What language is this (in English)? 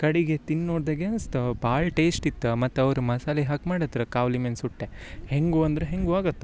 Kannada